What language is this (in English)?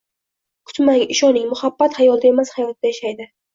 Uzbek